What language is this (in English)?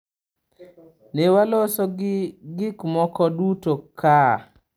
Luo (Kenya and Tanzania)